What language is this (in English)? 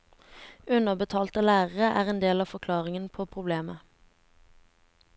Norwegian